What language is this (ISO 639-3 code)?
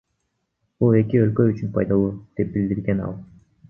kir